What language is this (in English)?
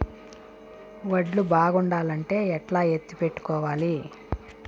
Telugu